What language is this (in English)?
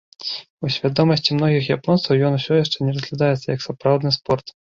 Belarusian